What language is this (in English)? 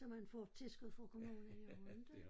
Danish